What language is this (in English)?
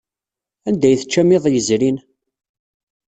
Kabyle